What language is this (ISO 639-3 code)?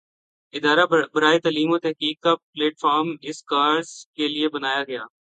urd